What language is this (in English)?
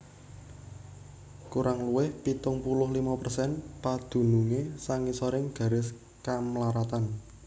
Javanese